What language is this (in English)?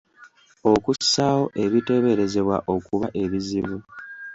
Ganda